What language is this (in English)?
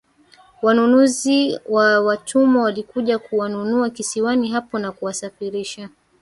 Swahili